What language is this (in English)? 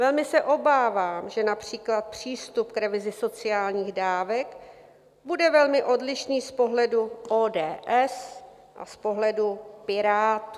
Czech